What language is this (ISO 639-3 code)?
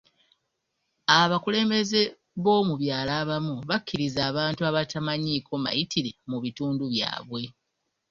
lug